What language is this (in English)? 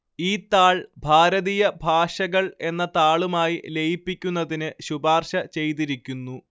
Malayalam